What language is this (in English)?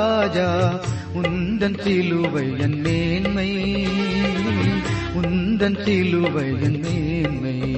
Tamil